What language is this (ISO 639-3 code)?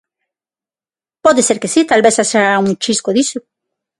glg